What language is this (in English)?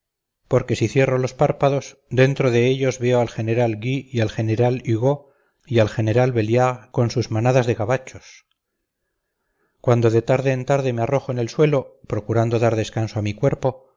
Spanish